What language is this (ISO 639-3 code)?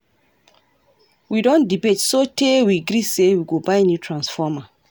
pcm